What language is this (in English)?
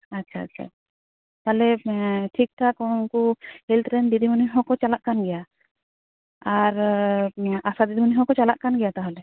Santali